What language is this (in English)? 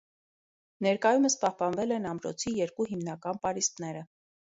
Armenian